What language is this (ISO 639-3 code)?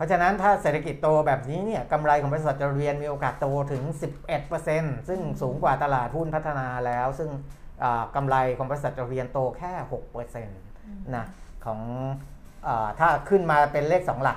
tha